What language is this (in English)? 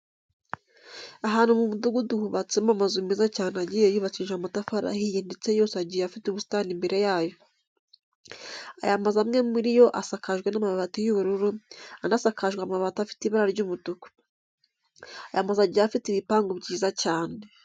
Kinyarwanda